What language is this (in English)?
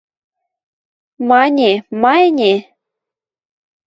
Western Mari